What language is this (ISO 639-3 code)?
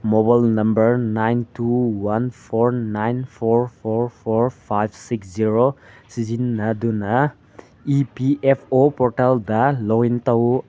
mni